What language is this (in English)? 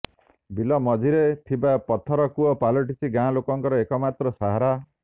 Odia